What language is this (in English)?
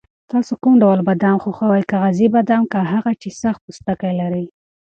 Pashto